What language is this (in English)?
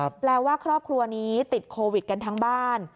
Thai